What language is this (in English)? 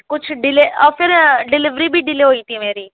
Urdu